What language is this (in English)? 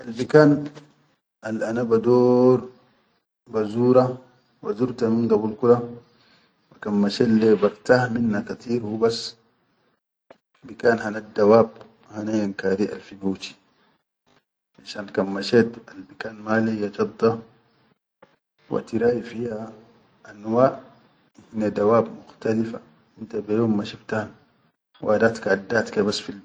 Chadian Arabic